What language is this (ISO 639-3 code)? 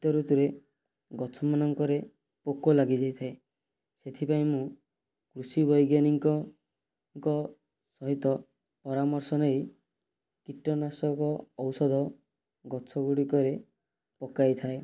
ori